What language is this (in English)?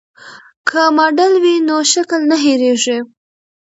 Pashto